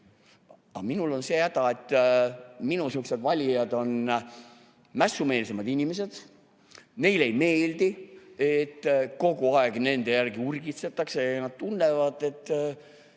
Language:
Estonian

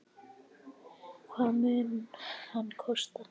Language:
Icelandic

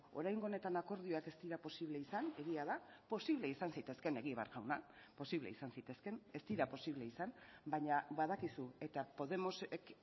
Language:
Basque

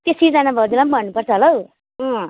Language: Nepali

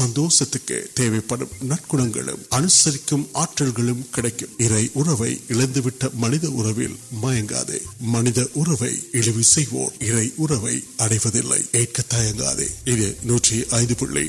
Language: Urdu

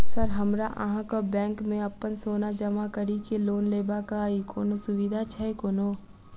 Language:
Maithili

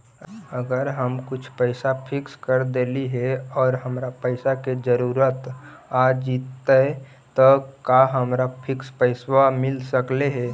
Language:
Magahi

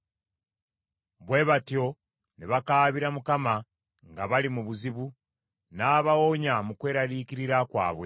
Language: Ganda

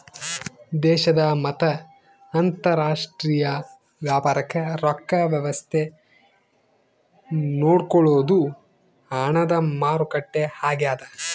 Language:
Kannada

